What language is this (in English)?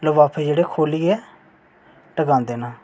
Dogri